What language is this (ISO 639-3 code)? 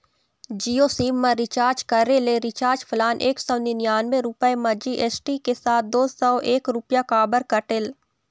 hne